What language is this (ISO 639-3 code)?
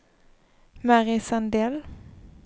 swe